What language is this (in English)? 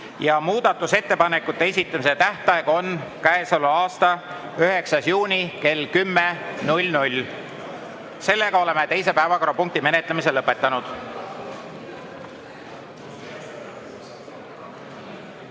Estonian